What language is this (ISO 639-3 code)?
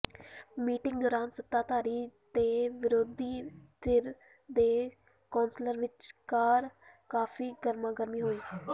pan